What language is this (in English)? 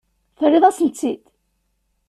Kabyle